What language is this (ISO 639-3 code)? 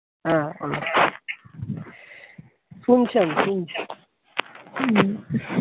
ben